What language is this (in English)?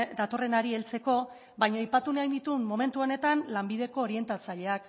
Basque